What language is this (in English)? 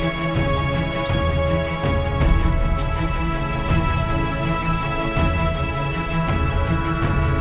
Greek